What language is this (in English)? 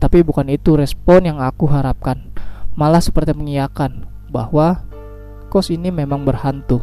Indonesian